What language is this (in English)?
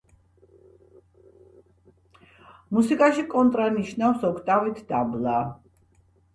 Georgian